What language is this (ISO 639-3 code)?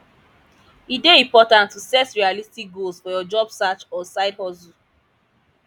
pcm